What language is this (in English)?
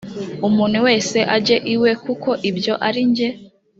Kinyarwanda